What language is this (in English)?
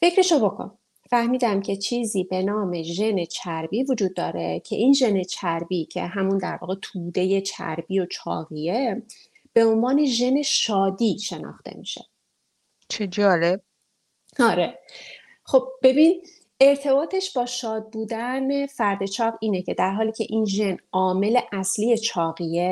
Persian